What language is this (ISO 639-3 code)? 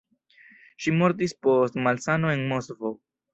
epo